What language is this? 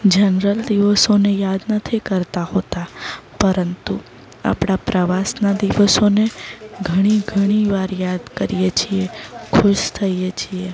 Gujarati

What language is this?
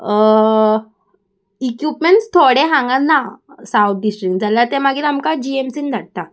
Konkani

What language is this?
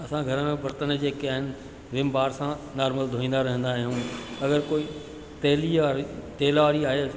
Sindhi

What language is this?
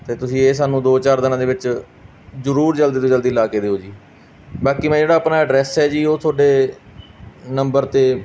Punjabi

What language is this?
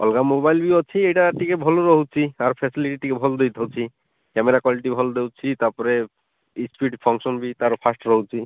Odia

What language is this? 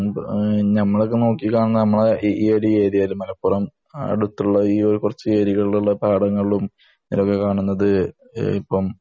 Malayalam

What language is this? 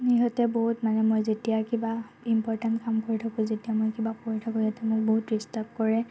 Assamese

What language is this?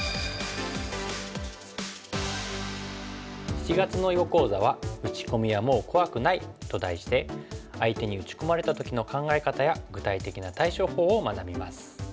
Japanese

